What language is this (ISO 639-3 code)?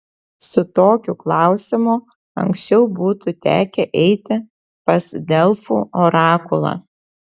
lit